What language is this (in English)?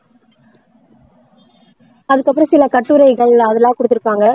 Tamil